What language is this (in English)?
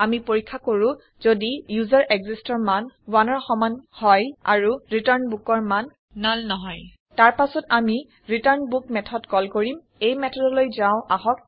Assamese